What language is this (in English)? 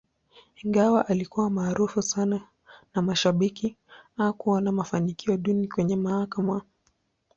Swahili